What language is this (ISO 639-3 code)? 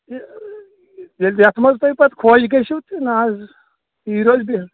kas